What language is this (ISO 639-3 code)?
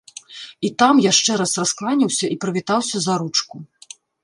bel